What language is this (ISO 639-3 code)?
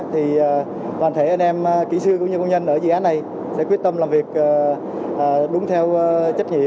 vie